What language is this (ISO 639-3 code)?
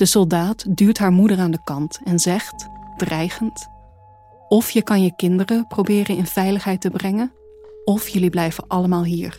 nld